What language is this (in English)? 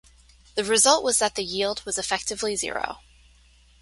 English